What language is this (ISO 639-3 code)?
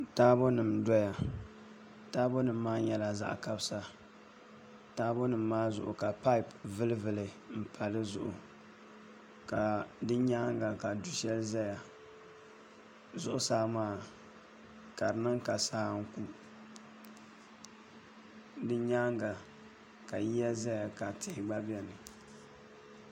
dag